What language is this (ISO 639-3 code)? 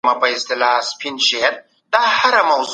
pus